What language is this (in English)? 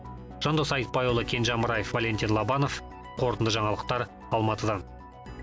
Kazakh